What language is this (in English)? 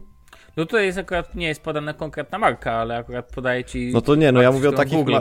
Polish